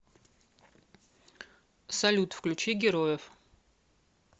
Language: Russian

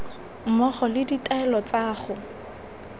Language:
Tswana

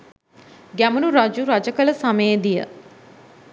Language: Sinhala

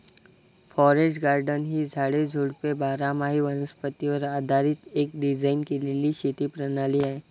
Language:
Marathi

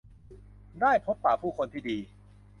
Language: Thai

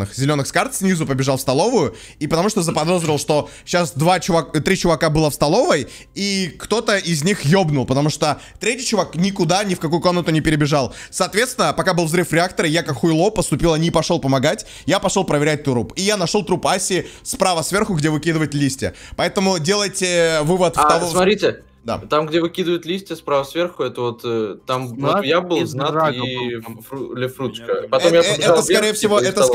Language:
Russian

